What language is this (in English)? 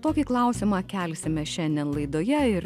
Lithuanian